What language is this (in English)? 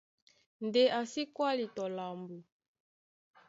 Duala